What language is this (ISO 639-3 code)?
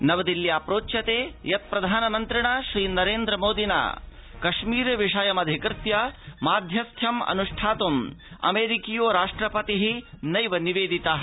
san